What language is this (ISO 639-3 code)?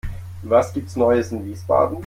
deu